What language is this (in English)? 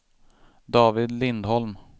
Swedish